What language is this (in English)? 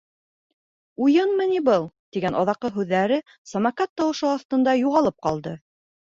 Bashkir